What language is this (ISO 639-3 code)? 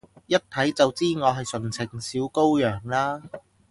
yue